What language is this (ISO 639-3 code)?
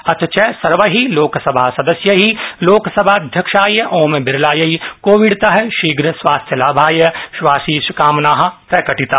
san